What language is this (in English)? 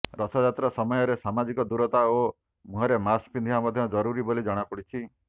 Odia